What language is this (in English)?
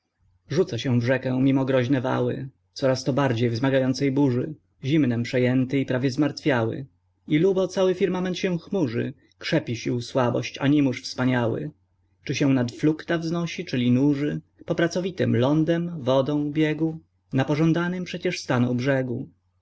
Polish